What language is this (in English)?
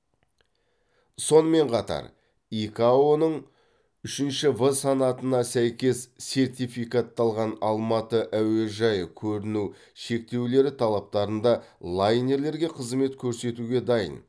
Kazakh